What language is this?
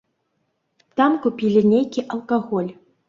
Belarusian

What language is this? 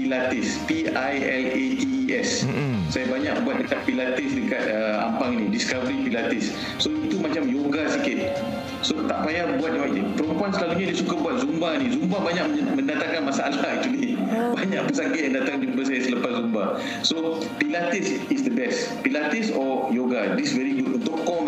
Malay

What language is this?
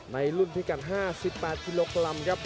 Thai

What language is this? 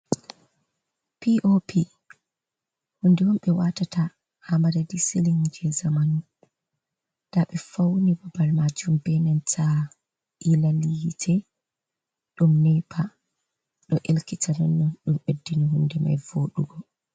Fula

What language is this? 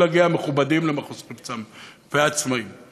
Hebrew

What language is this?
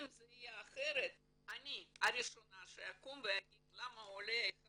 Hebrew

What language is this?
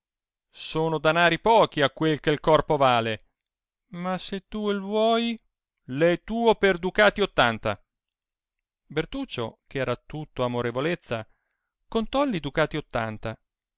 Italian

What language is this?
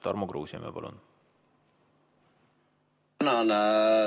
Estonian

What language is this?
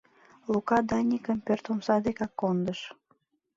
Mari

